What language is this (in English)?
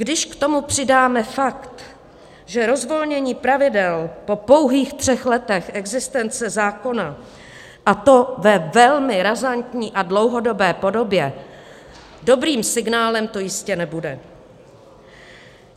Czech